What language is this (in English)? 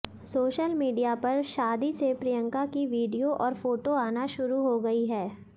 Hindi